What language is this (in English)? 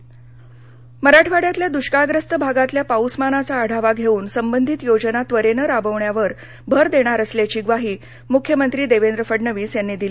Marathi